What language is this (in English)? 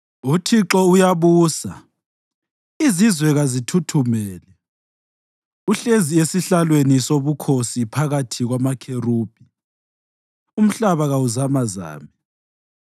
North Ndebele